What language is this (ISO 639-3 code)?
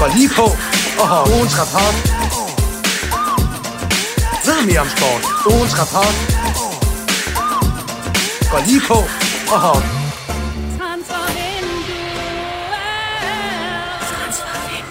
dan